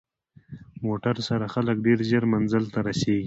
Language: Pashto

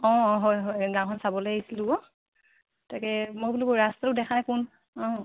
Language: Assamese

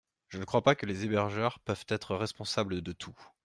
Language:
French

